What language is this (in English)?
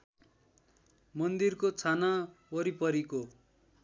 Nepali